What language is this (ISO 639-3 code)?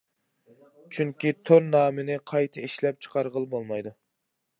uig